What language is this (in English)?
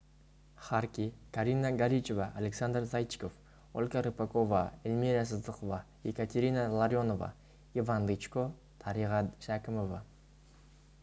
Kazakh